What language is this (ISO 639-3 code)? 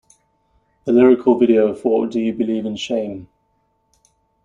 eng